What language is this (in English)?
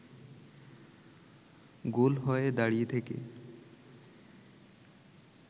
Bangla